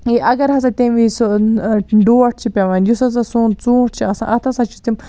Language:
Kashmiri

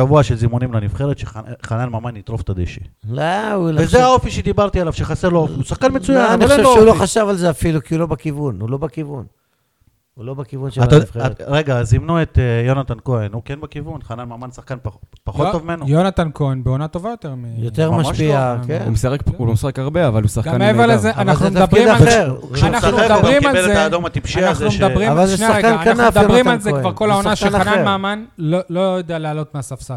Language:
Hebrew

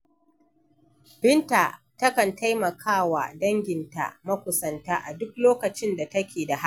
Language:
Hausa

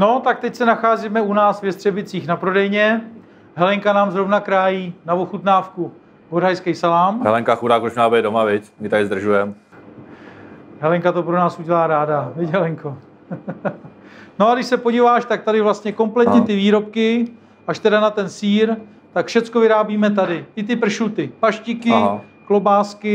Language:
Czech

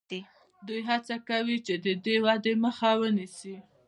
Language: Pashto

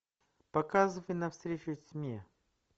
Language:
Russian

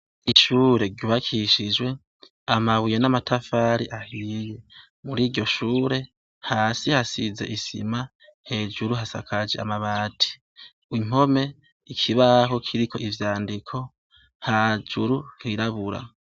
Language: Rundi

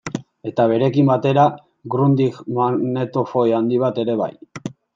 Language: Basque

